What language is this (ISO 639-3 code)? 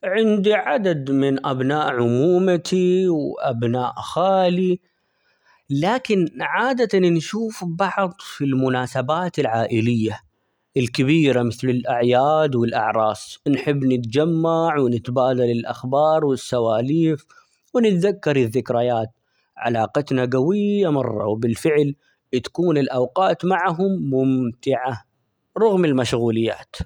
acx